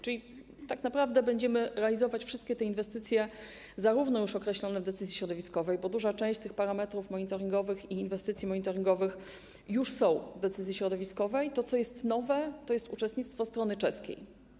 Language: Polish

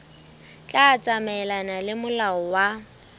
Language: Southern Sotho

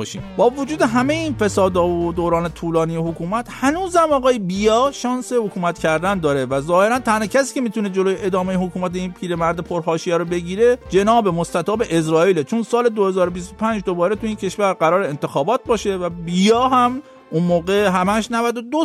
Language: Persian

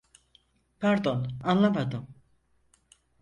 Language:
Turkish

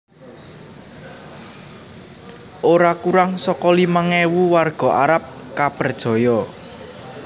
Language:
Javanese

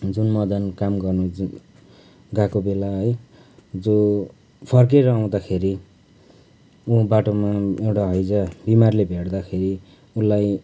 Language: Nepali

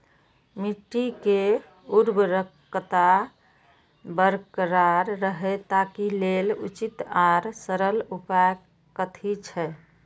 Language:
Maithili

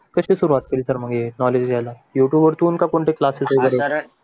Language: Marathi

